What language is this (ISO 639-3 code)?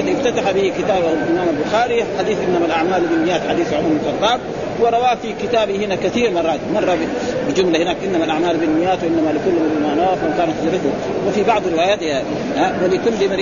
ara